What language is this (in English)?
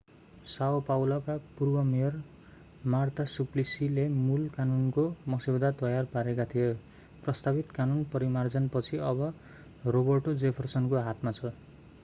Nepali